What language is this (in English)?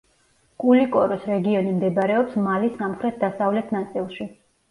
Georgian